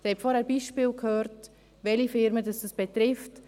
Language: Swiss German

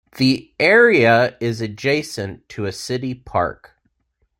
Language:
English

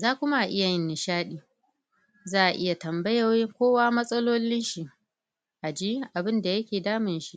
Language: Hausa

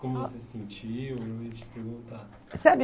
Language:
Portuguese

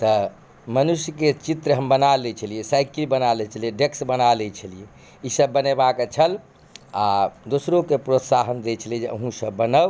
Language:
Maithili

